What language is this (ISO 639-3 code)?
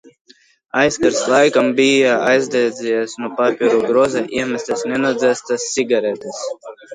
lav